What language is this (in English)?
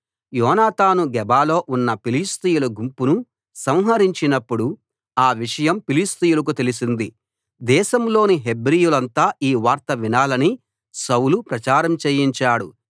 Telugu